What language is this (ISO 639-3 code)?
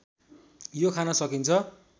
nep